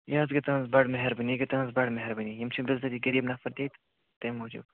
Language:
Kashmiri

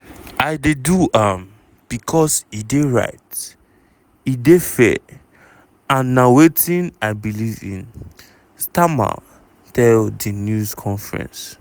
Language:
Nigerian Pidgin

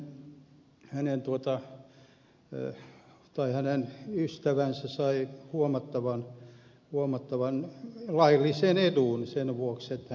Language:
Finnish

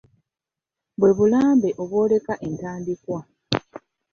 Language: Ganda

